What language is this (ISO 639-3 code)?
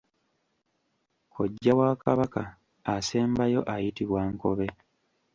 lug